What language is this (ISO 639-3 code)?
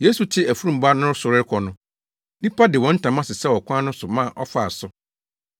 aka